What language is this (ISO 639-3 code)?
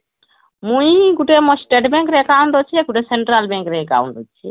ori